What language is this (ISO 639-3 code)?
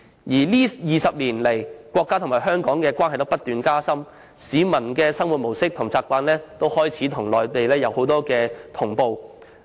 yue